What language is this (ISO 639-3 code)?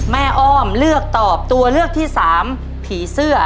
tha